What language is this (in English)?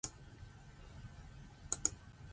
Zulu